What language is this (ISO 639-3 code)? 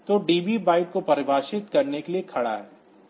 hin